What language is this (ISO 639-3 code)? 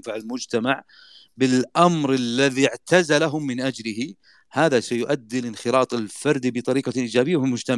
ara